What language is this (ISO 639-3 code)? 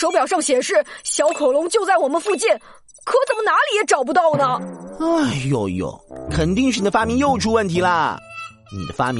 zho